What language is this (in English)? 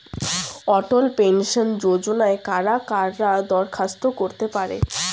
Bangla